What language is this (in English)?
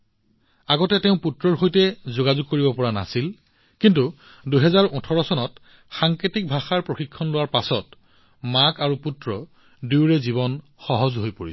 Assamese